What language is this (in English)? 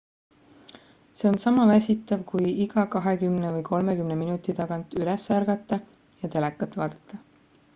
Estonian